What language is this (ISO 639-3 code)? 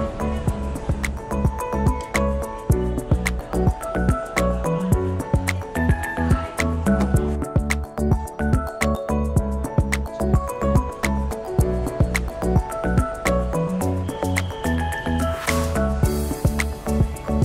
jpn